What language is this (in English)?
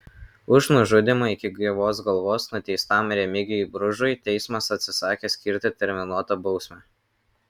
Lithuanian